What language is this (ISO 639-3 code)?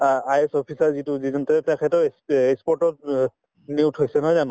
asm